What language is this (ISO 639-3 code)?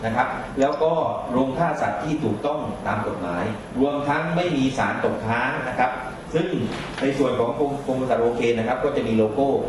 tha